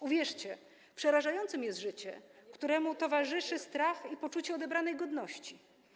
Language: Polish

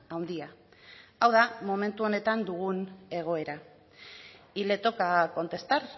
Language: Basque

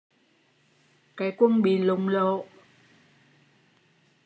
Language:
Vietnamese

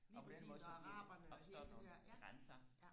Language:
Danish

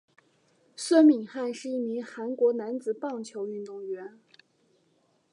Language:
Chinese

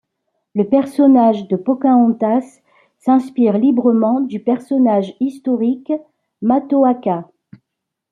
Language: French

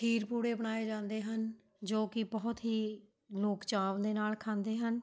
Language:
Punjabi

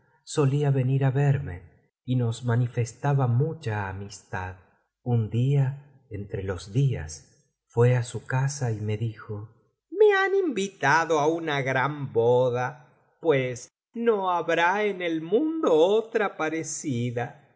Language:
Spanish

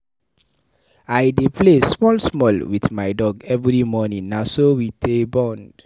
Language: Nigerian Pidgin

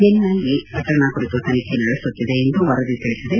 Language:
Kannada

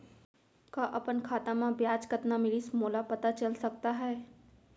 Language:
Chhattisgarhi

